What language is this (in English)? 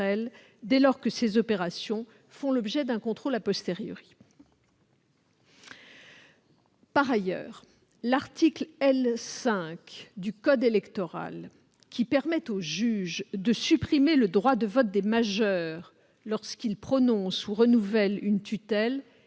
French